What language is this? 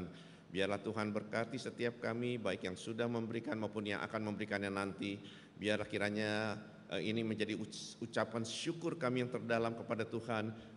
Indonesian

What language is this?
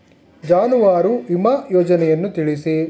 Kannada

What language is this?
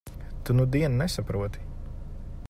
Latvian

